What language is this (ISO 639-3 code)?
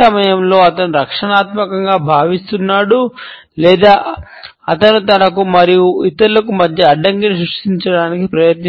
tel